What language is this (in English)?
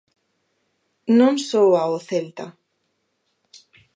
Galician